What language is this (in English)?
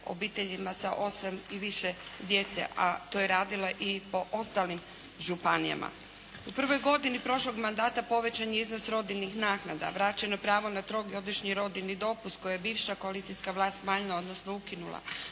Croatian